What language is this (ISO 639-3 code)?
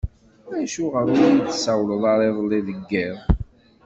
kab